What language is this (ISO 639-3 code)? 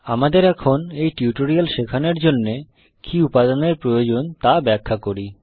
ben